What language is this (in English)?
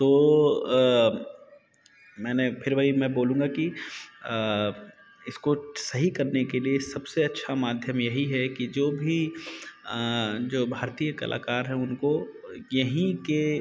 Hindi